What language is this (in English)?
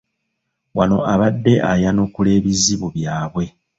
Ganda